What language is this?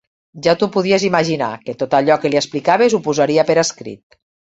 Catalan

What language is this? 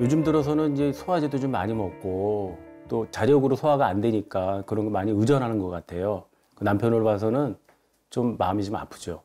Korean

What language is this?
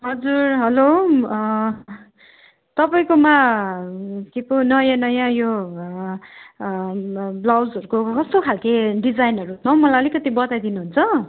Nepali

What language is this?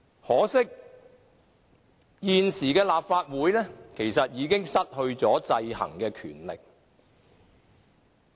Cantonese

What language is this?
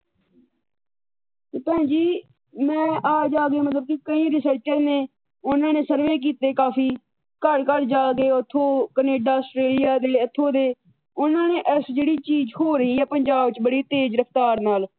Punjabi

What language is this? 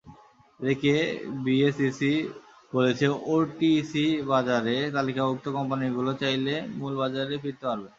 Bangla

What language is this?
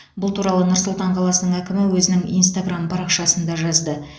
Kazakh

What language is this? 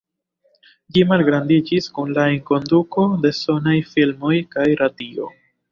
Esperanto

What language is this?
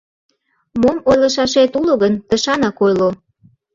Mari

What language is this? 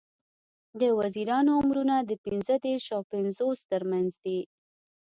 Pashto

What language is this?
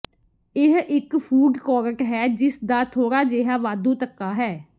Punjabi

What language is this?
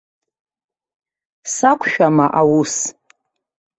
Abkhazian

